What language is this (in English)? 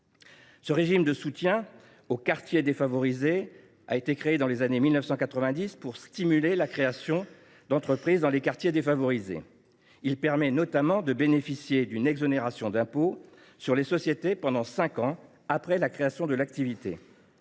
French